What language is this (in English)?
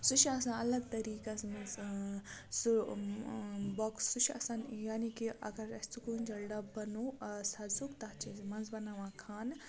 Kashmiri